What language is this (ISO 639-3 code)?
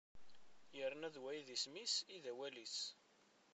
kab